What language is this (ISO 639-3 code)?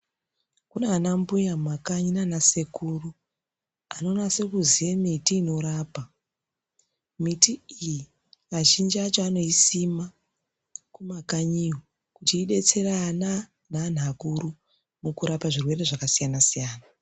ndc